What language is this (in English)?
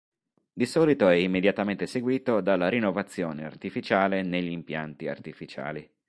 Italian